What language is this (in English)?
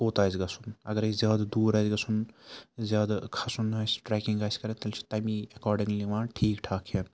Kashmiri